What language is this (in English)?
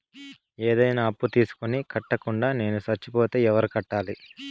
Telugu